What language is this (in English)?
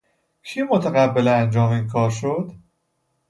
Persian